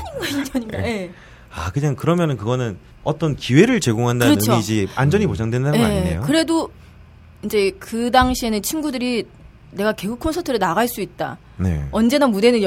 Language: Korean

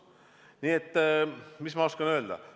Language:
Estonian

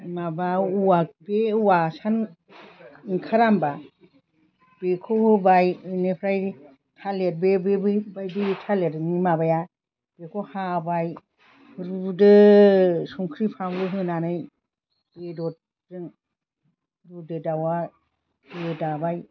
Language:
Bodo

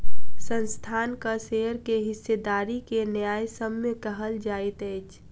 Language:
Maithili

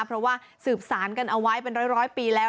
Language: Thai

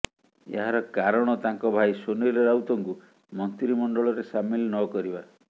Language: Odia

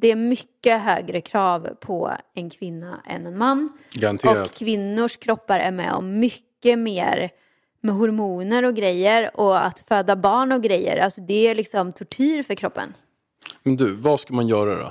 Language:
Swedish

